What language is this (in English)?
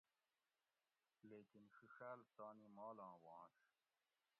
Gawri